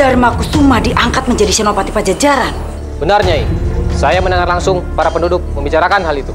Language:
Indonesian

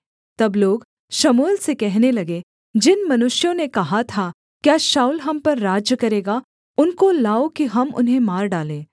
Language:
Hindi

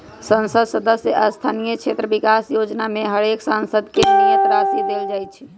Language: Magahi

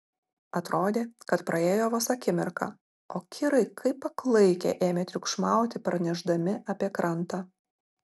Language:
Lithuanian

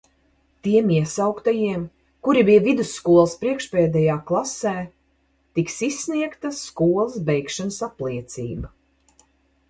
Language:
Latvian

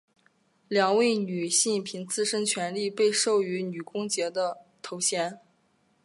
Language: Chinese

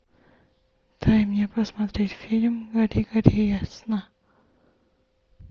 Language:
Russian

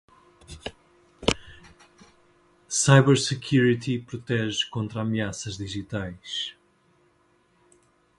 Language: Portuguese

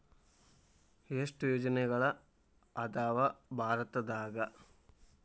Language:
Kannada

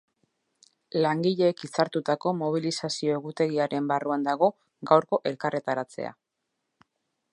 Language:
Basque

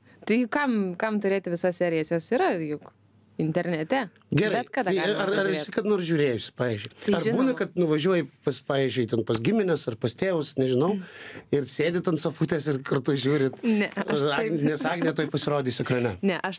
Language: Lithuanian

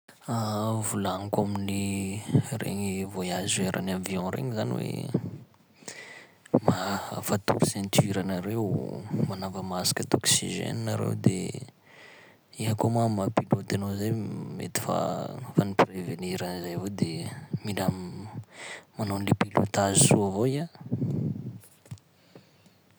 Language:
Sakalava Malagasy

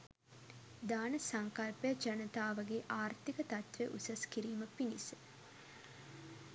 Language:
Sinhala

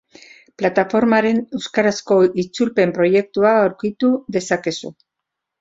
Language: Basque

